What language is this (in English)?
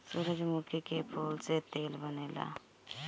Bhojpuri